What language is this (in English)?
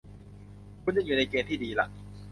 Thai